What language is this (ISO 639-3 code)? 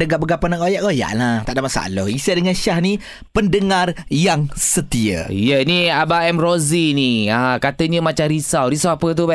msa